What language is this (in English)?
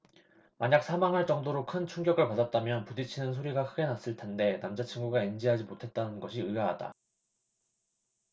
Korean